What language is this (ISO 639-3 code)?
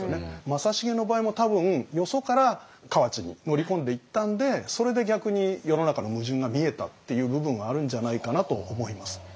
jpn